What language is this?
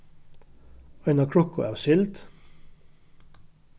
Faroese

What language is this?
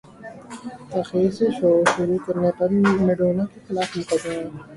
Urdu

